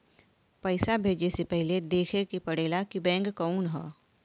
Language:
Bhojpuri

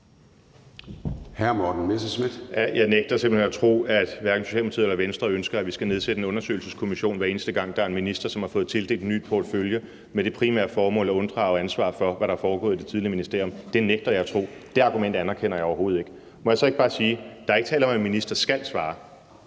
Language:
Danish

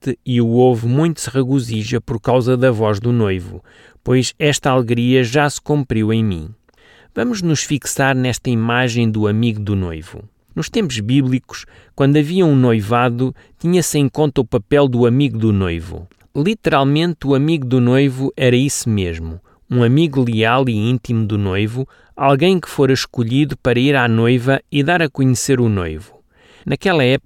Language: Portuguese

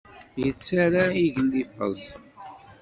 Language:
Kabyle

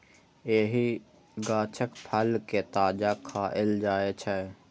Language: Maithili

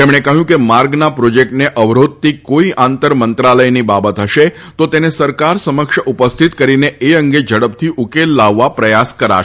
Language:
Gujarati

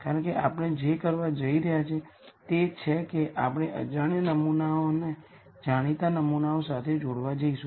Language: Gujarati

